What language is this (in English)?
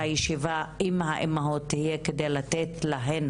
Hebrew